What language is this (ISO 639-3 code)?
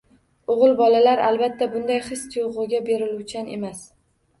uzb